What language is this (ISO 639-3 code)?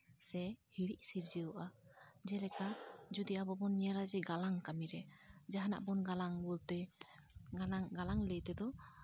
sat